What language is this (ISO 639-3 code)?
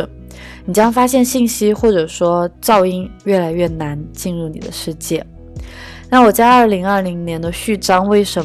zho